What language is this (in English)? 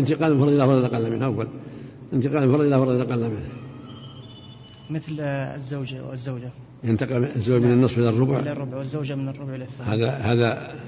Arabic